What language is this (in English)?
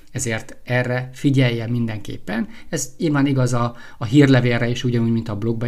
Hungarian